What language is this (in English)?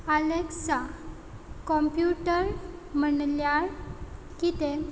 Konkani